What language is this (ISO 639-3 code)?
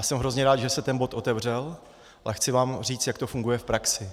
ces